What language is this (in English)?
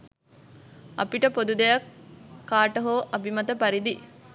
Sinhala